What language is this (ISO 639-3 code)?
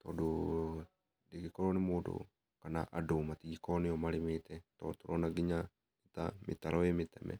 kik